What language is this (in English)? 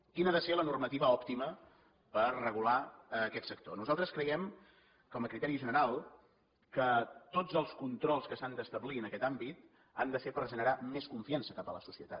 Catalan